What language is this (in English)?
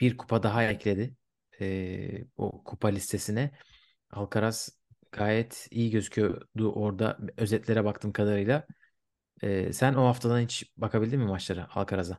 Turkish